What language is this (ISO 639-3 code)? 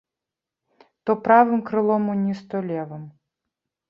bel